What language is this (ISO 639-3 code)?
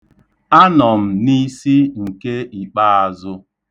ibo